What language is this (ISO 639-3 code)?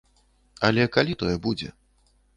bel